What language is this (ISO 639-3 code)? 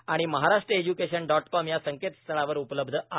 mar